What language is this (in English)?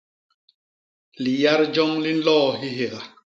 Basaa